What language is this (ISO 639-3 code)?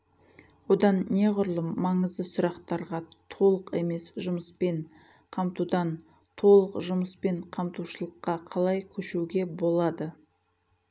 kaz